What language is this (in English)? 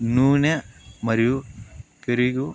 Telugu